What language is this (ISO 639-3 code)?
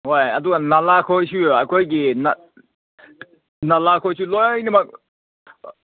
mni